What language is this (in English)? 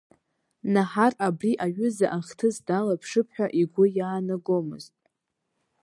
Abkhazian